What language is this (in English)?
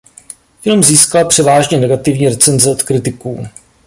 Czech